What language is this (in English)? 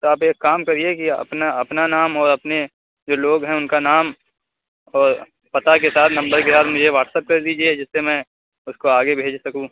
Urdu